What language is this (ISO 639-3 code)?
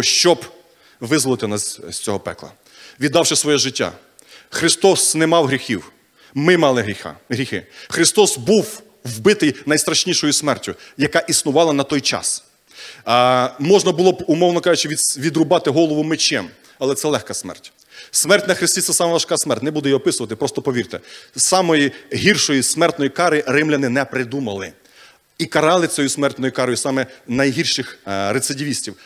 ukr